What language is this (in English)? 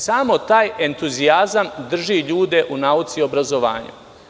Serbian